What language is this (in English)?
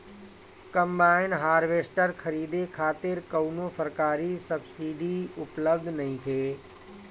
Bhojpuri